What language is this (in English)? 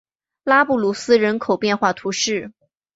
Chinese